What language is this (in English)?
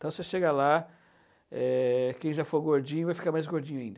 Portuguese